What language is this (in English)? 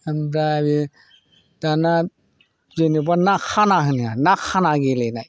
Bodo